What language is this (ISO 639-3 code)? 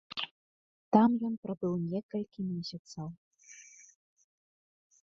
bel